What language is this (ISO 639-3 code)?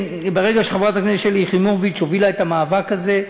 heb